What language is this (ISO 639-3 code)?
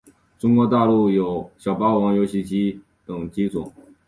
zho